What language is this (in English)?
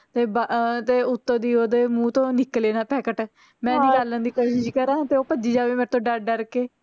Punjabi